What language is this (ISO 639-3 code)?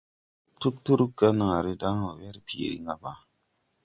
tui